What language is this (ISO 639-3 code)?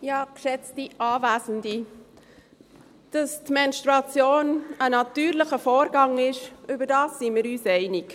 gsw